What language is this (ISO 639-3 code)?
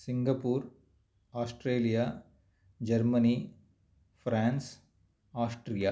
san